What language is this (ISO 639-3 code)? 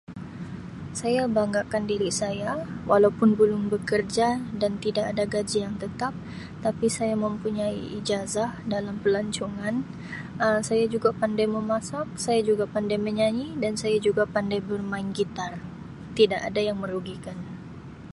msi